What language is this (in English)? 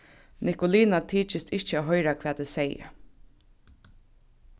Faroese